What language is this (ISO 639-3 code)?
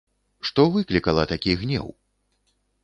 bel